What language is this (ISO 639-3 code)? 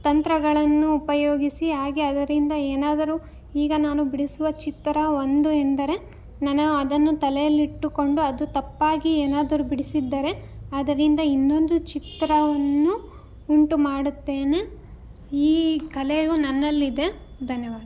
kan